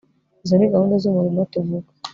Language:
Kinyarwanda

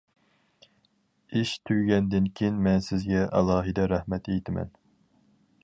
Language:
Uyghur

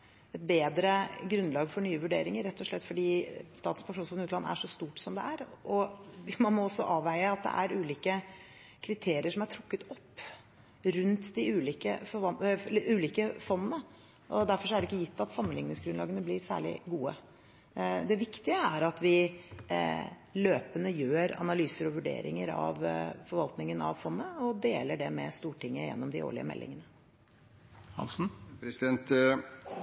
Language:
Norwegian Bokmål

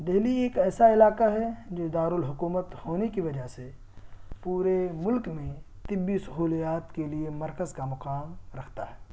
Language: Urdu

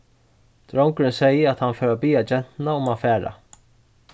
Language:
Faroese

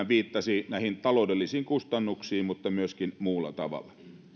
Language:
Finnish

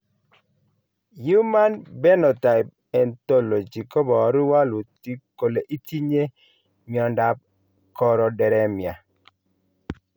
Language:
Kalenjin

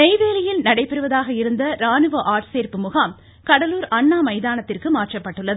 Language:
Tamil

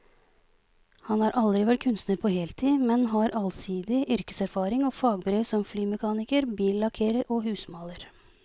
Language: Norwegian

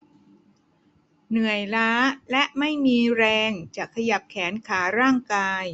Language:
Thai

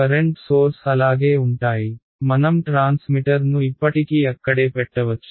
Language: Telugu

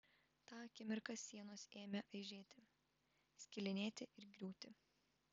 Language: Lithuanian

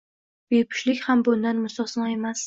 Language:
Uzbek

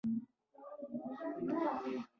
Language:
Pashto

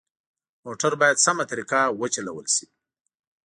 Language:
Pashto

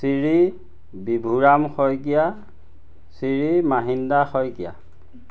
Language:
Assamese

